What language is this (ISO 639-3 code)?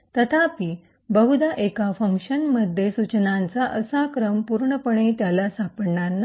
mar